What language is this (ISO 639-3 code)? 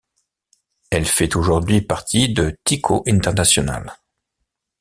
fra